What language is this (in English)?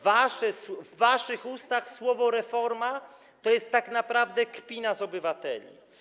Polish